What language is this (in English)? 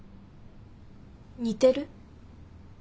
Japanese